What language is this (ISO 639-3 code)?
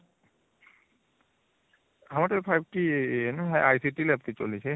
ori